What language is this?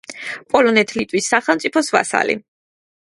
Georgian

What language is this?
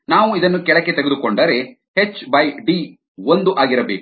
Kannada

